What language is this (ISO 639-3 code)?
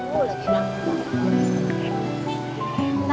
ind